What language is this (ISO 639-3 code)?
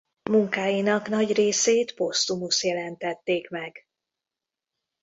hun